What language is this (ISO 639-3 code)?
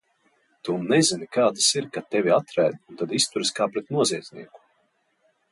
lav